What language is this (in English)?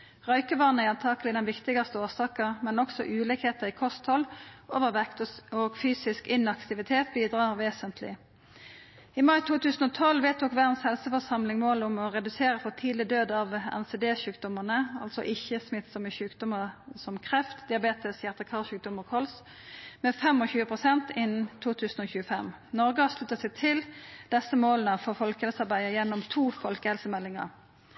Norwegian Nynorsk